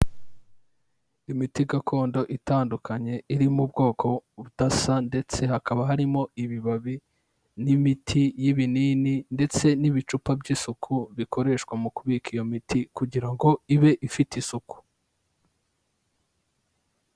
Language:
Kinyarwanda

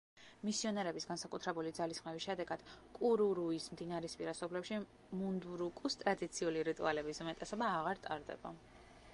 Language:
Georgian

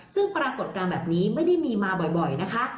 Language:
Thai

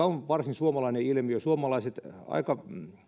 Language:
Finnish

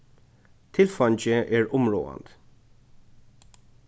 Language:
Faroese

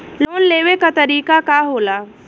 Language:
Bhojpuri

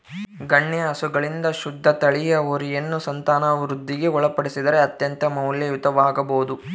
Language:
Kannada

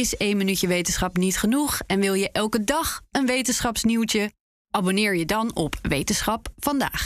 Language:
Dutch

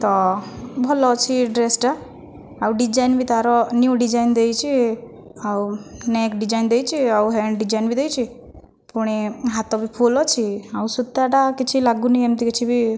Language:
Odia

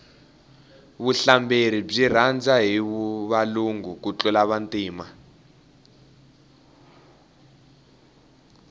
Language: Tsonga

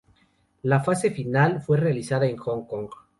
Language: Spanish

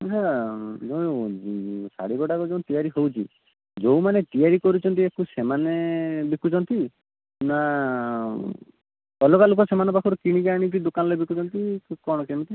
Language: Odia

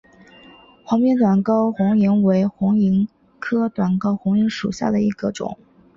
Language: Chinese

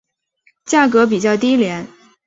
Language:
Chinese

